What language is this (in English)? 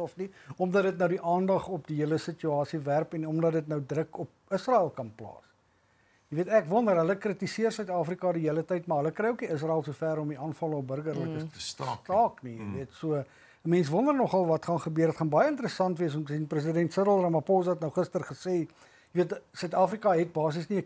Dutch